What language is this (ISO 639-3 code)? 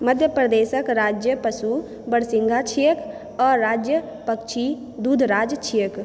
mai